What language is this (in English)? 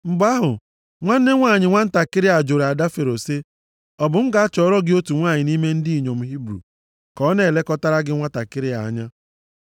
Igbo